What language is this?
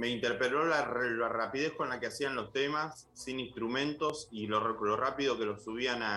Spanish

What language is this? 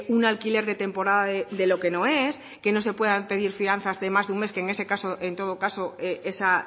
Spanish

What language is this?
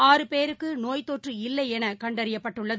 Tamil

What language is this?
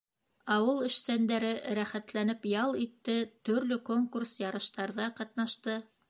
Bashkir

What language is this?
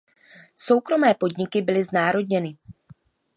Czech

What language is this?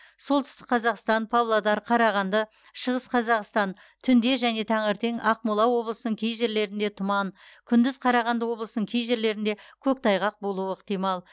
Kazakh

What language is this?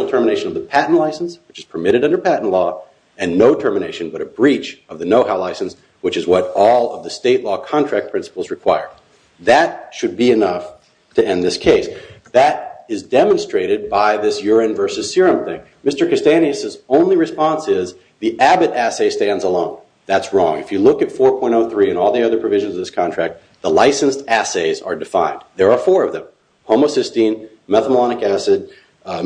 English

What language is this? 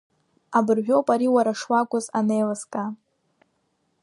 Abkhazian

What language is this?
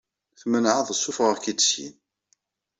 Kabyle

